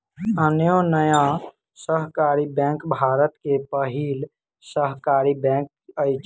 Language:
Maithili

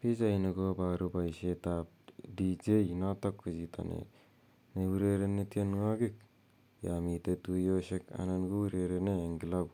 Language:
Kalenjin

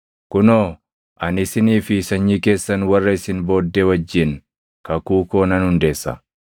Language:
Oromo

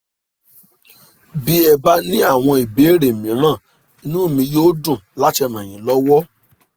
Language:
Yoruba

